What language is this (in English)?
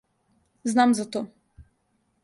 Serbian